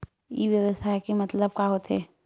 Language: Chhattisgarhi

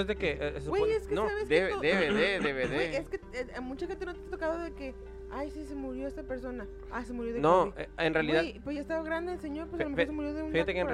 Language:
Spanish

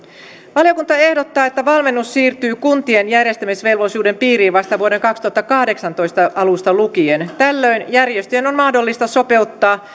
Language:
Finnish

